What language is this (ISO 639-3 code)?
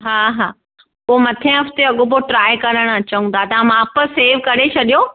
snd